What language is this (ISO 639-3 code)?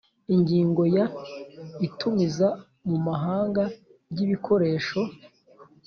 kin